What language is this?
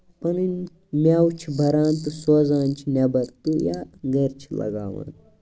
Kashmiri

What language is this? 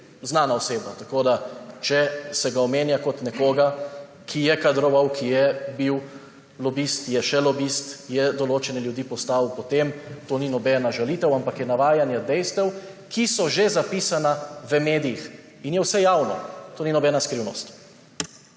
Slovenian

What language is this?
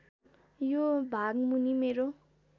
Nepali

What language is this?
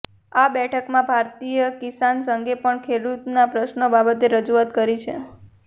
Gujarati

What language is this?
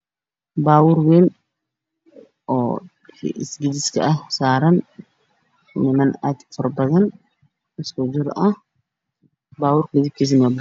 Somali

